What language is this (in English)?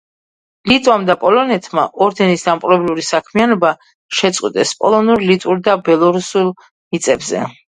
Georgian